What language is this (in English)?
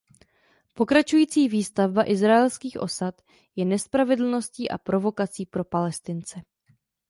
Czech